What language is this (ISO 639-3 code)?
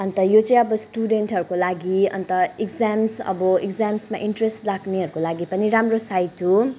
nep